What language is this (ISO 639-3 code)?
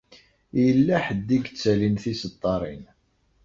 kab